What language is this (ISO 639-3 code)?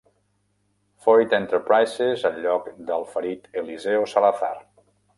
cat